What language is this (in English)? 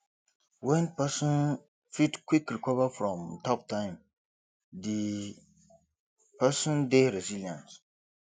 Nigerian Pidgin